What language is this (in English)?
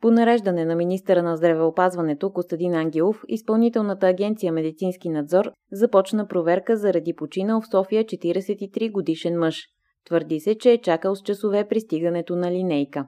Bulgarian